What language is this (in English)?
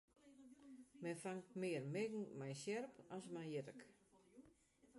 Western Frisian